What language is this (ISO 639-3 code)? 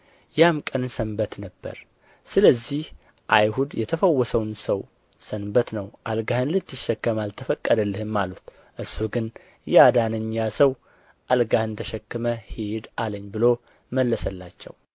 amh